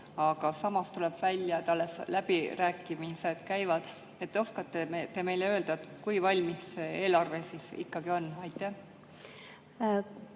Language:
Estonian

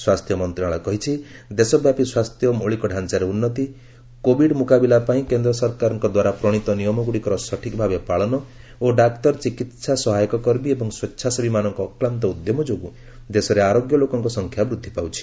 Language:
Odia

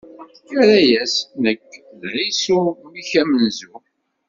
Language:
Kabyle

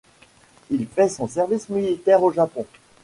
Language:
French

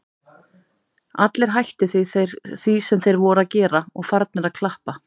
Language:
Icelandic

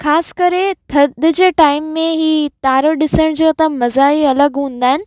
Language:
Sindhi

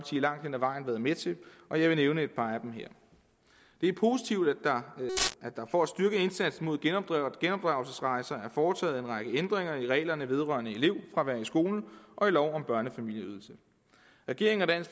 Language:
Danish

